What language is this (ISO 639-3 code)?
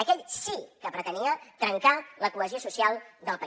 cat